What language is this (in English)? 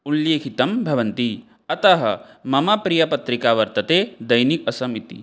Sanskrit